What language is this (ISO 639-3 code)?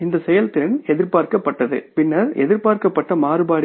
tam